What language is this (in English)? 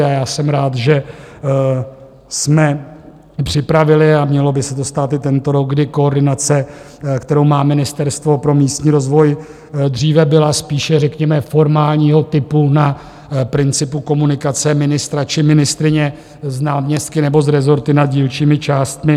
Czech